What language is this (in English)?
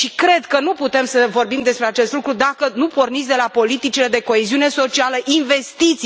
Romanian